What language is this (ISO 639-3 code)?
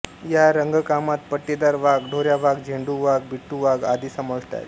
mar